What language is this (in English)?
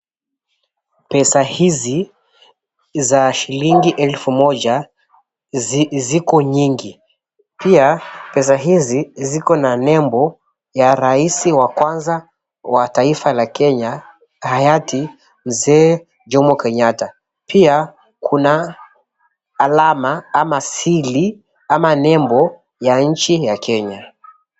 Swahili